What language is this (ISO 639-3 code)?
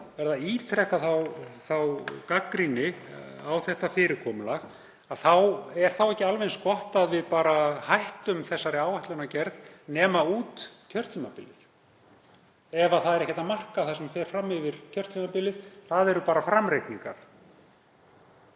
isl